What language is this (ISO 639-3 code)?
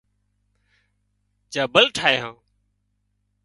kxp